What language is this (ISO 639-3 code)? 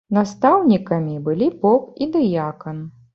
bel